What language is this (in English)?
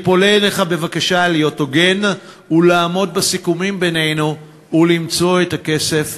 Hebrew